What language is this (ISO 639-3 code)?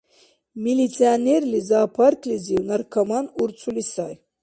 dar